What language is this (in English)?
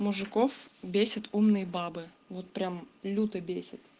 Russian